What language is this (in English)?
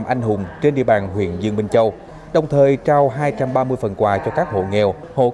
Vietnamese